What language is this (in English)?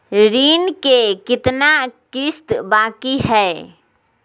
Magahi